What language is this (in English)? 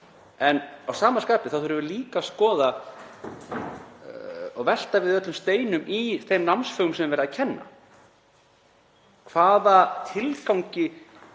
Icelandic